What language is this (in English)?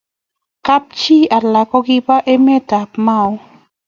Kalenjin